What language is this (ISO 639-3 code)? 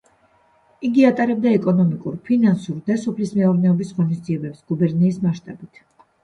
kat